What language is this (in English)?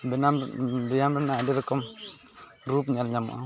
Santali